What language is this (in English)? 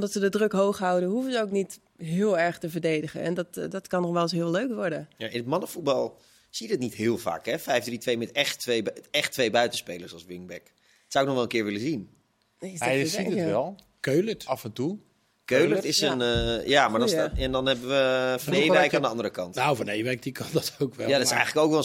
Dutch